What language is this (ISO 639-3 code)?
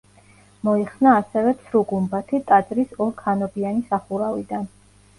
kat